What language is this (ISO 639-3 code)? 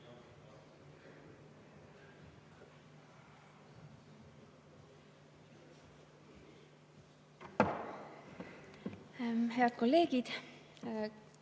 est